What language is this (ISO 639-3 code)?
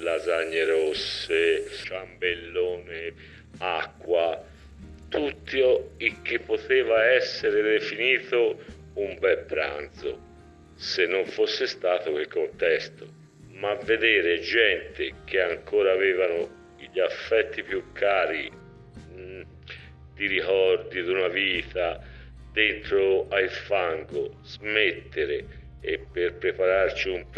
ita